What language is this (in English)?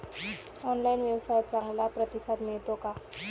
Marathi